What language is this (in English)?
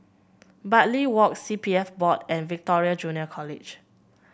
English